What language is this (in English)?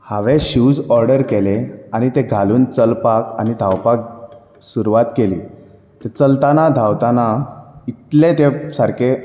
Konkani